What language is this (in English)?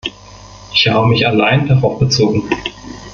German